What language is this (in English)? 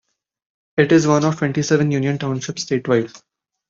English